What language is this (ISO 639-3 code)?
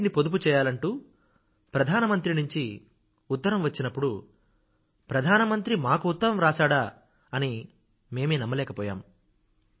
tel